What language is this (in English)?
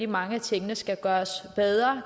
Danish